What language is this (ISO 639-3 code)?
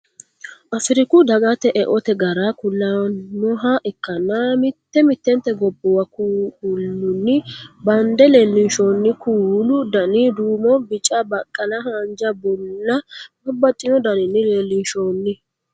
sid